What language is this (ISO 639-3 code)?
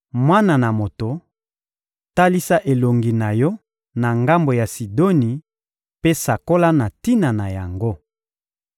lin